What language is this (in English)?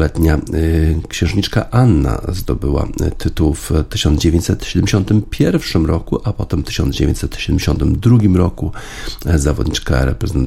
Polish